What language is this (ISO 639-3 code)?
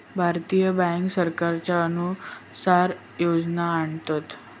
mar